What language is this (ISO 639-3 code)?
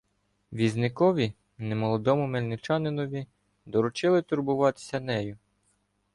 ukr